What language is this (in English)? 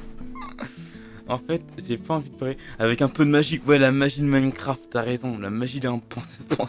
French